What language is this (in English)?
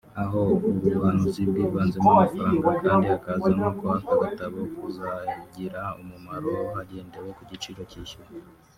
Kinyarwanda